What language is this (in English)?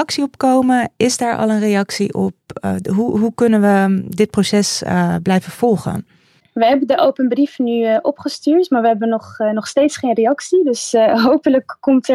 Dutch